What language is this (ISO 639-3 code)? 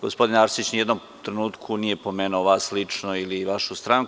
srp